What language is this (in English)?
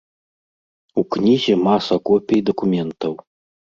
Belarusian